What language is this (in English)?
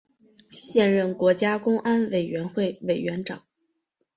Chinese